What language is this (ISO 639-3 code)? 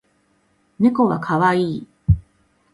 jpn